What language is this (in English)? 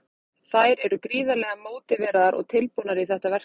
Icelandic